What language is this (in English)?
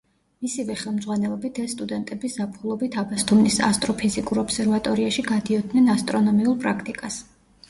Georgian